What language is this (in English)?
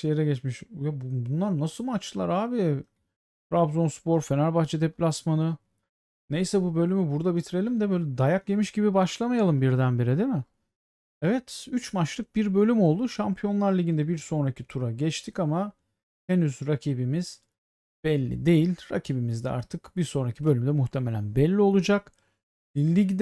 Turkish